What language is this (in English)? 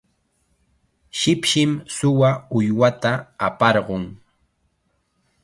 Chiquián Ancash Quechua